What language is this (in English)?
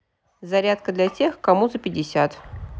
Russian